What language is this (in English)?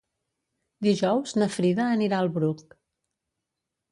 Catalan